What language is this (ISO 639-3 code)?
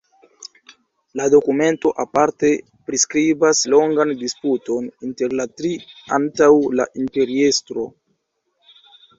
epo